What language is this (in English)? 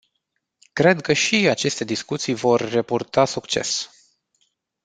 Romanian